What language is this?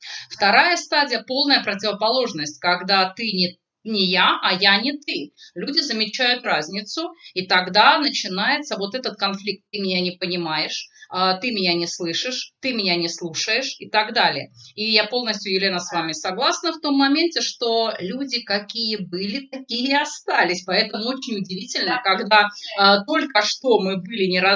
Russian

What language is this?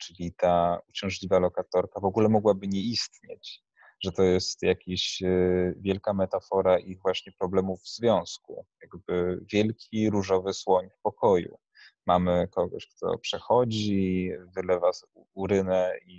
Polish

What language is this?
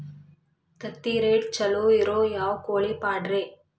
Kannada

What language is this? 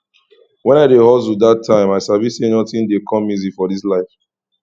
Nigerian Pidgin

